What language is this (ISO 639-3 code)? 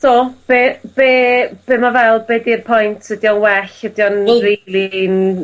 cym